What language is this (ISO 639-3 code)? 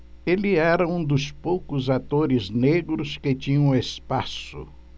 por